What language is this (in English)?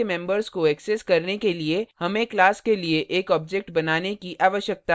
Hindi